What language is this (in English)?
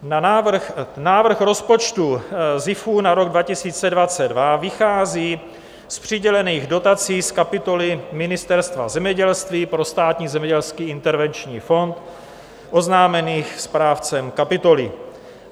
Czech